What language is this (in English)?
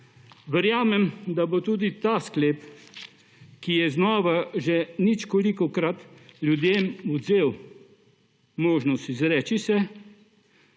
Slovenian